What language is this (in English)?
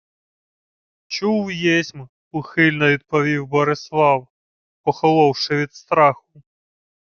Ukrainian